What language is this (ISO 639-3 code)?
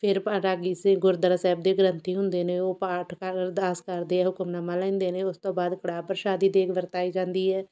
pan